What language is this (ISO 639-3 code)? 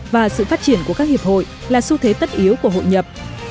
vie